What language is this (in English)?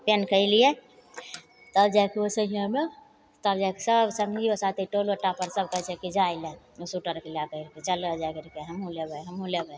Maithili